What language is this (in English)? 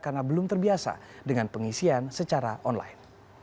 Indonesian